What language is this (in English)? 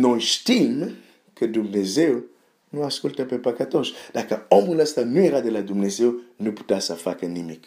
Romanian